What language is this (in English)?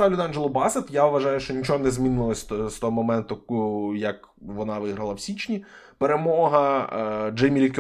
Ukrainian